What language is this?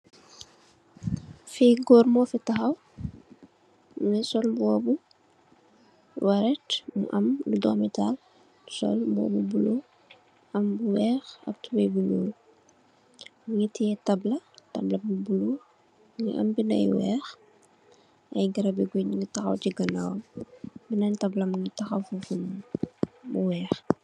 Wolof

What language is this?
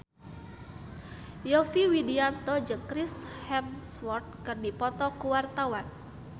Sundanese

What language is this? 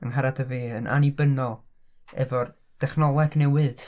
Welsh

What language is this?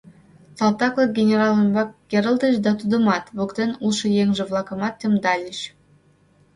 Mari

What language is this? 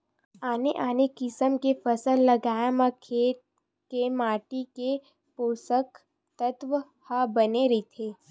Chhattisgarhi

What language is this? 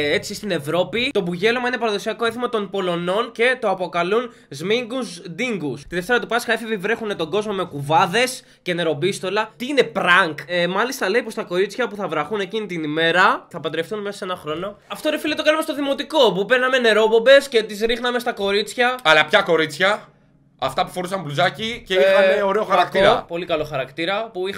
Greek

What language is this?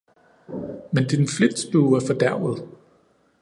Danish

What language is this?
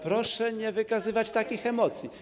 Polish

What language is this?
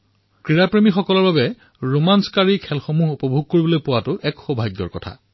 Assamese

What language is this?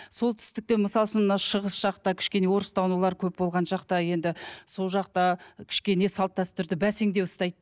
Kazakh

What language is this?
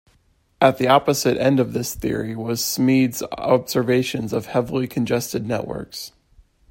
English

